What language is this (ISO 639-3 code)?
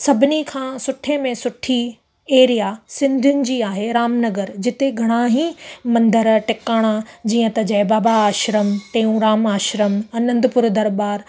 snd